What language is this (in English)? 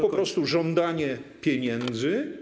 Polish